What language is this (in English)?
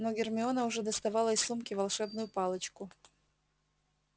Russian